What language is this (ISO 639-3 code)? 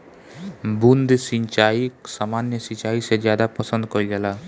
bho